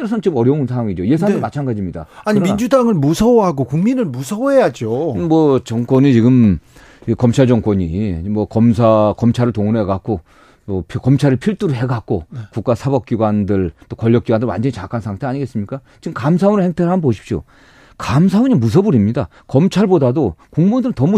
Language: Korean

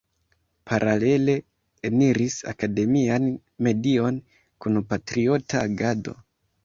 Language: Esperanto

